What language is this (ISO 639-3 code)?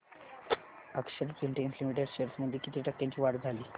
mar